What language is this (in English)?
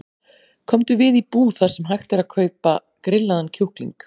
Icelandic